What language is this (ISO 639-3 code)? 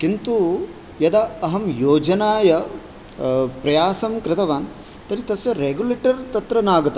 san